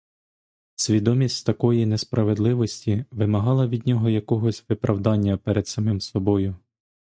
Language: Ukrainian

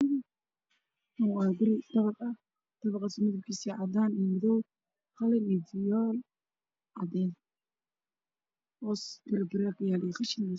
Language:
Somali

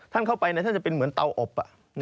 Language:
Thai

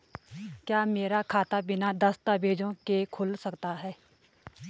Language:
Hindi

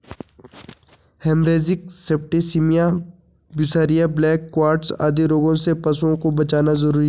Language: Hindi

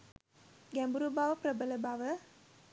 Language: Sinhala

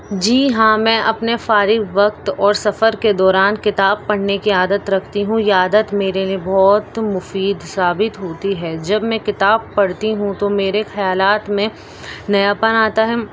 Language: Urdu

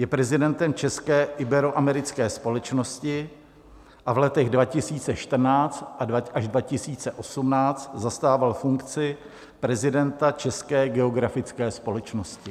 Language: Czech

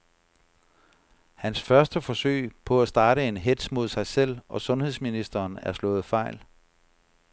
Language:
Danish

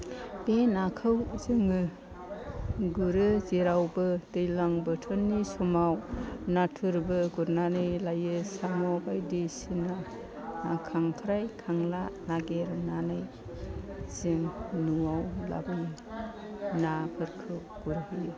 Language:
Bodo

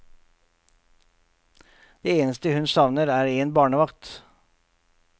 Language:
Norwegian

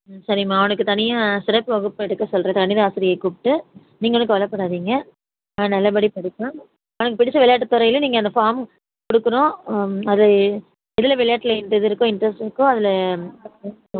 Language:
Tamil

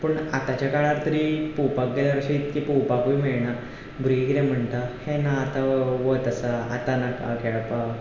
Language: Konkani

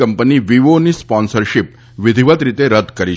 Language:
Gujarati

